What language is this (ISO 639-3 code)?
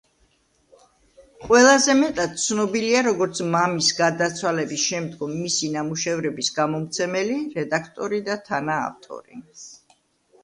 kat